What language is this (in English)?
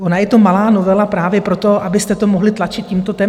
Czech